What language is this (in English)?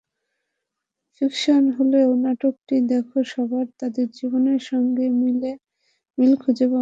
Bangla